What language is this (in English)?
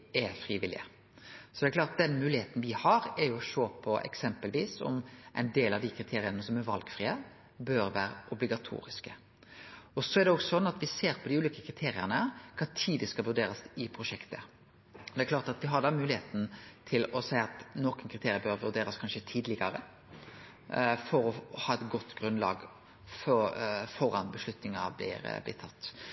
Norwegian Nynorsk